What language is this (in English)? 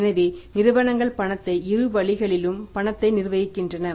Tamil